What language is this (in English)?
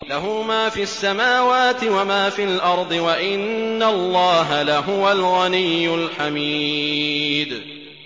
Arabic